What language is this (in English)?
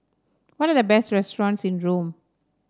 English